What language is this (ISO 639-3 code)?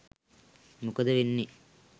sin